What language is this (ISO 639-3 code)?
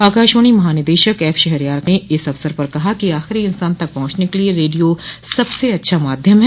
hin